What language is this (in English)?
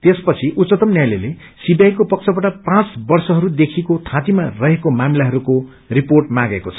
Nepali